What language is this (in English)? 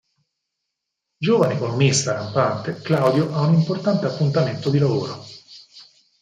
Italian